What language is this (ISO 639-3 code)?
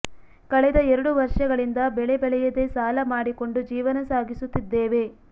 kan